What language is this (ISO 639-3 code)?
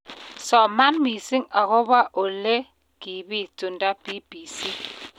kln